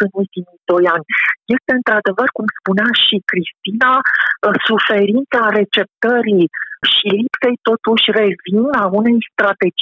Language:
Romanian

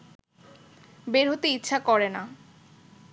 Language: Bangla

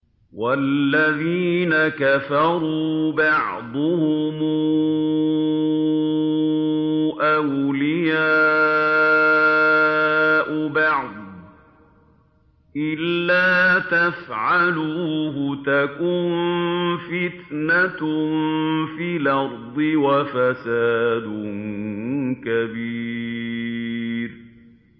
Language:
Arabic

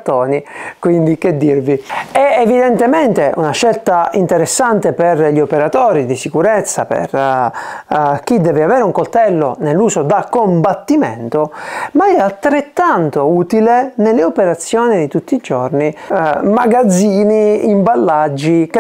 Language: Italian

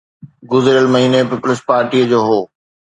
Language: Sindhi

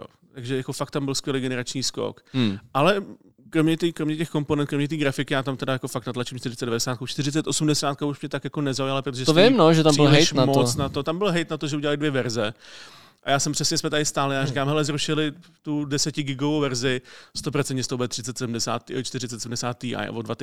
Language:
Czech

